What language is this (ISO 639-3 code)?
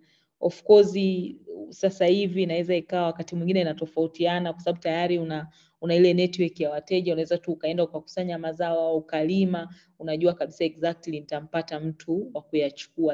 swa